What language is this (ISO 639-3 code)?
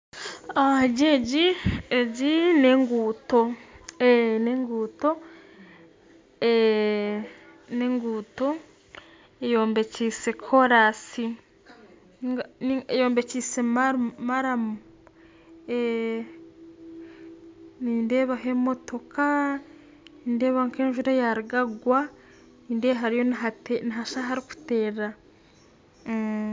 nyn